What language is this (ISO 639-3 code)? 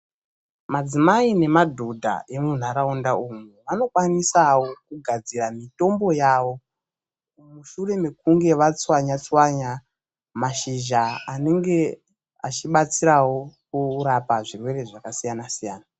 ndc